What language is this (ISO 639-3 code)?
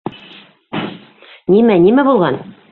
bak